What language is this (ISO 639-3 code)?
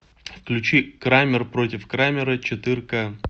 rus